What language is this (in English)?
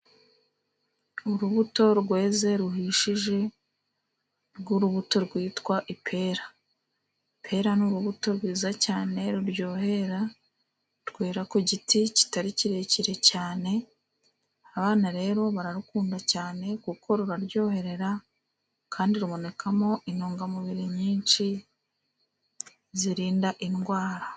Kinyarwanda